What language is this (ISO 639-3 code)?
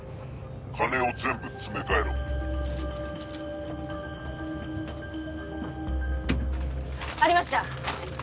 jpn